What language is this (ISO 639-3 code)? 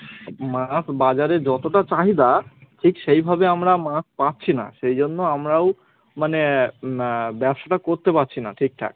ben